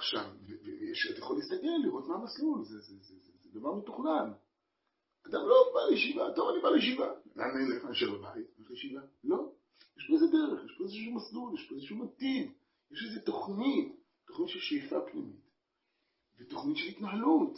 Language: Hebrew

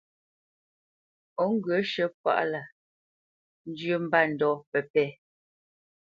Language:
Bamenyam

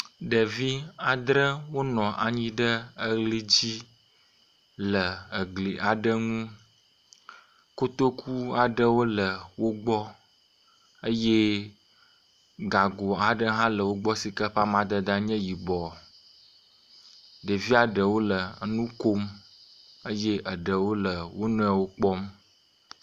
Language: Ewe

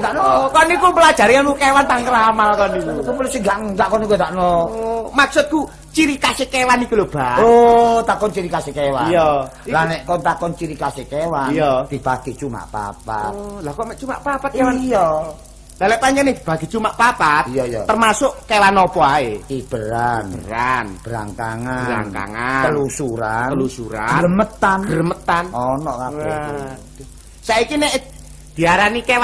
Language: Indonesian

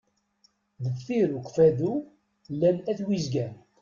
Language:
Kabyle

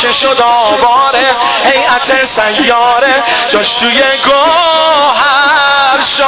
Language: Persian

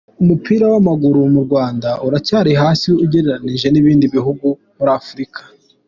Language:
Kinyarwanda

